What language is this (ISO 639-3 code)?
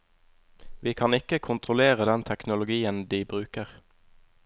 nor